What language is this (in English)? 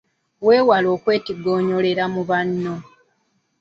Ganda